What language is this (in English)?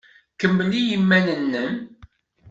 Kabyle